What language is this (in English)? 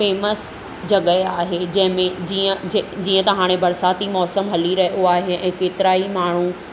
Sindhi